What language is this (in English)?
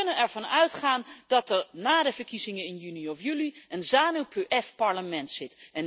Dutch